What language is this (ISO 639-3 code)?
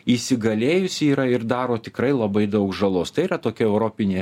lit